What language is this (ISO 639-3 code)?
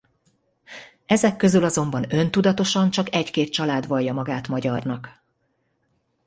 hun